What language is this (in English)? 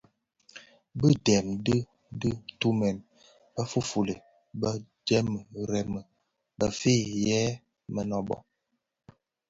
Bafia